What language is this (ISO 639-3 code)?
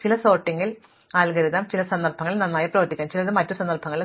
mal